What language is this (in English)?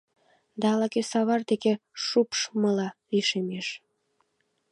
Mari